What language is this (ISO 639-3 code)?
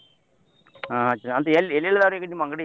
kan